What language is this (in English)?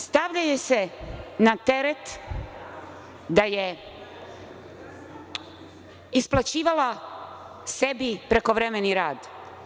Serbian